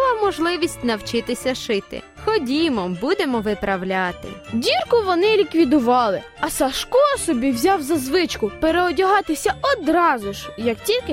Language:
Ukrainian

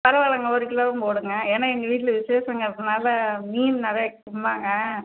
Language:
Tamil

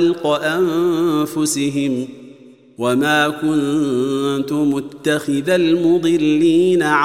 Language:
Arabic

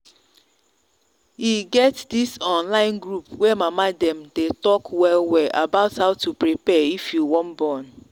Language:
Nigerian Pidgin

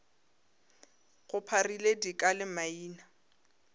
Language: Northern Sotho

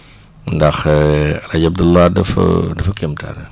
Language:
Wolof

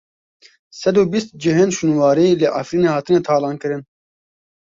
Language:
Kurdish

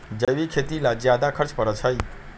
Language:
Magahi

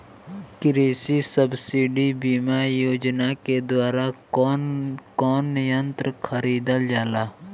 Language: Bhojpuri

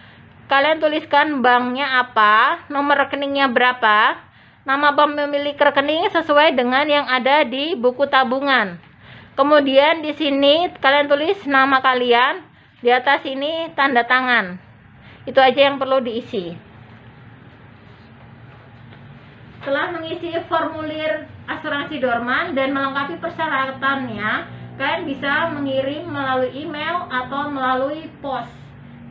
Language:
Indonesian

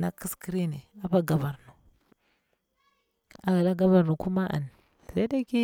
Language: Bura-Pabir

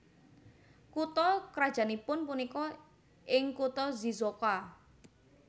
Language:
Javanese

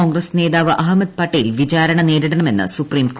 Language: Malayalam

